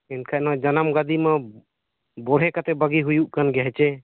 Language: Santali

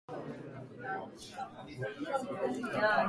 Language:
Slovenian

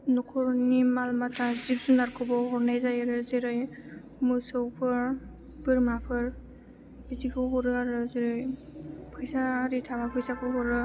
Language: Bodo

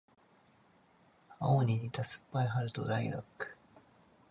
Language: Japanese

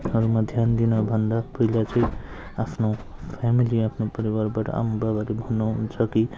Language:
Nepali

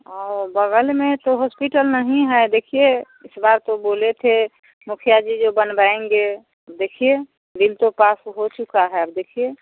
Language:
Hindi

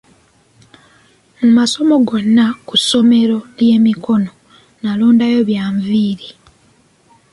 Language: Ganda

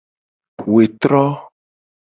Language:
Gen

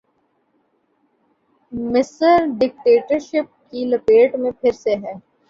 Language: Urdu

